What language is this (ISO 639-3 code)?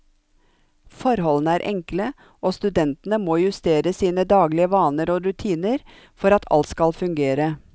nor